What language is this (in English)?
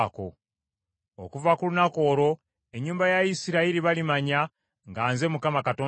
Ganda